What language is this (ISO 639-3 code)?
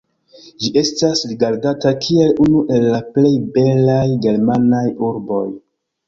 epo